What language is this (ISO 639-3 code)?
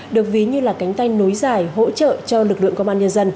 vie